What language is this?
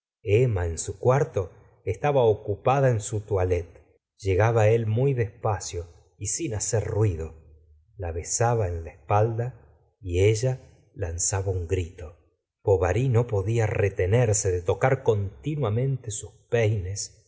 Spanish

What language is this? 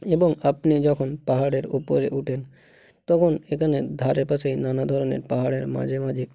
Bangla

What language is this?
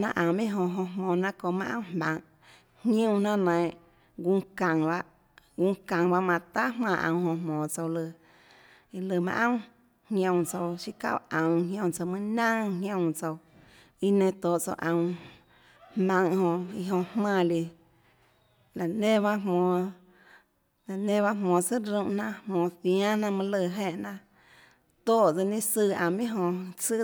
Tlacoatzintepec Chinantec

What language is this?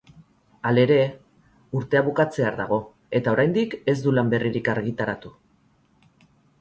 Basque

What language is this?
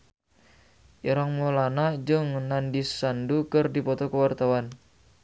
Sundanese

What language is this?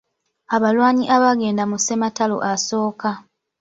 Ganda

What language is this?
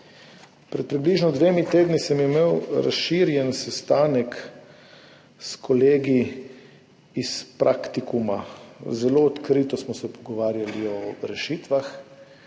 Slovenian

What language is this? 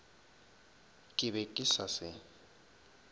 Northern Sotho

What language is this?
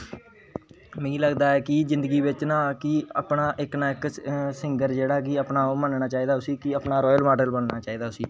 Dogri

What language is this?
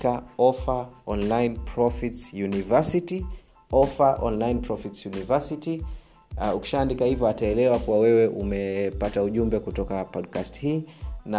Swahili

